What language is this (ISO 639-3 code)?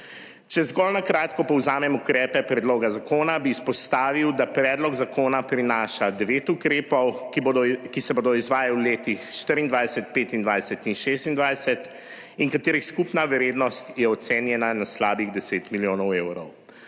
slv